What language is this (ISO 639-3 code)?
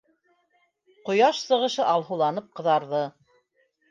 bak